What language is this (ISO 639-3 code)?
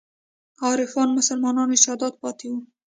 pus